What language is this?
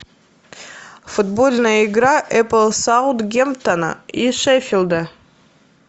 Russian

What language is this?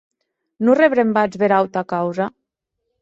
Occitan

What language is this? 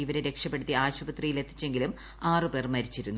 Malayalam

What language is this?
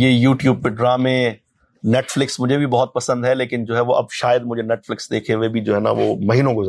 Urdu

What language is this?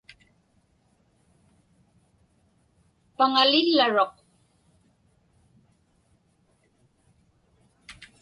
Inupiaq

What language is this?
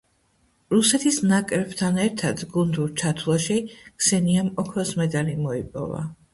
Georgian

